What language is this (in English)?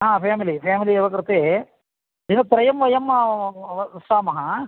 Sanskrit